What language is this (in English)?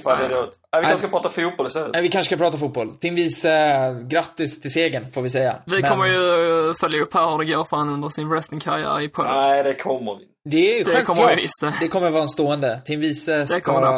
Swedish